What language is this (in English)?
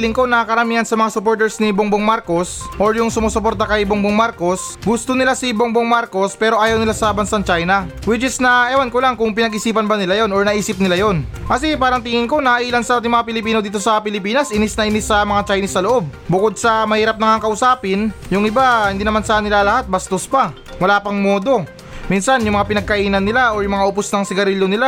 Filipino